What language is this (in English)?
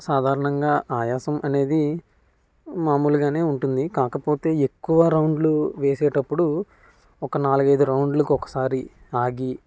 Telugu